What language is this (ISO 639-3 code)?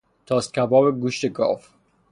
fas